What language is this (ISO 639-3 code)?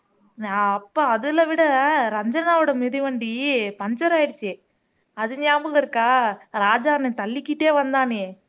tam